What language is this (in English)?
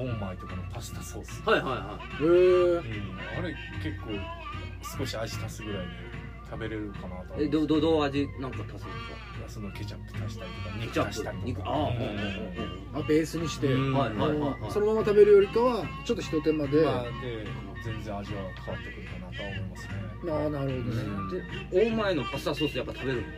Japanese